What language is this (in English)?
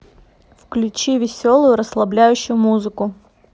Russian